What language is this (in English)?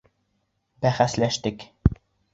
Bashkir